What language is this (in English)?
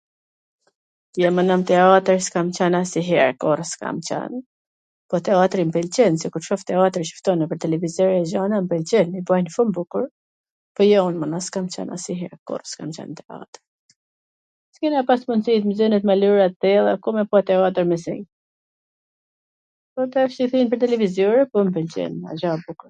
Gheg Albanian